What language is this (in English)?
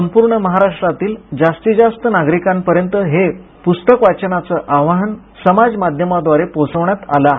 Marathi